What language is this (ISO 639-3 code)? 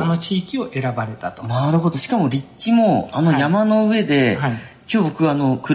jpn